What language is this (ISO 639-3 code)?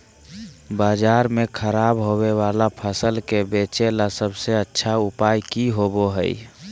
mag